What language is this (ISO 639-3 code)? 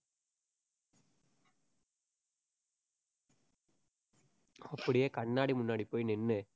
tam